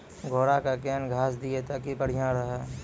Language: Maithili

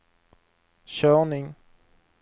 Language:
Swedish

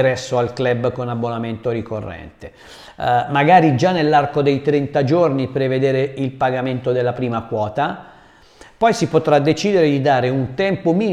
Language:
Italian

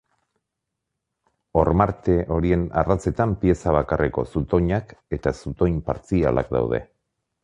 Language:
Basque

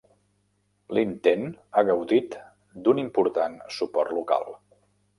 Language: Catalan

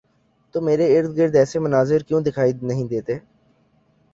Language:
Urdu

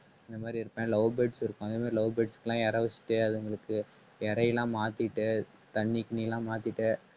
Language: Tamil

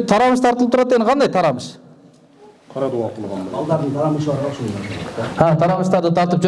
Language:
Turkish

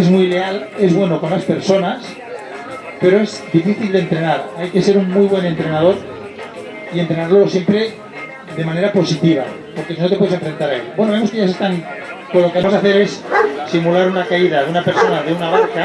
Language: Spanish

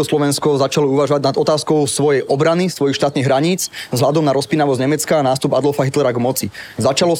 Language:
Slovak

